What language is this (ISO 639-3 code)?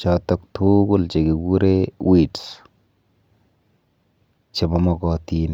kln